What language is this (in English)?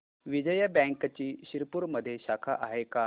Marathi